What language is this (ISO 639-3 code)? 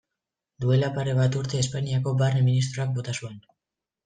eus